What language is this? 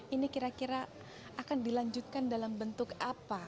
Indonesian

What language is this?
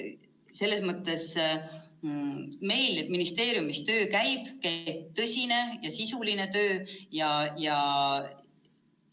Estonian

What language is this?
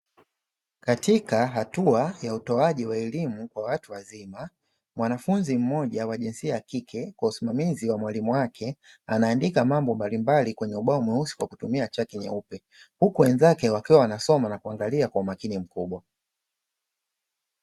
Swahili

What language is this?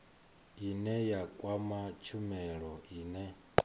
Venda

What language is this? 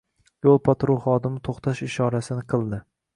Uzbek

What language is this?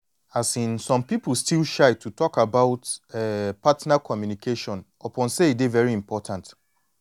Nigerian Pidgin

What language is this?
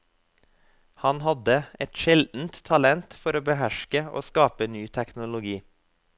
Norwegian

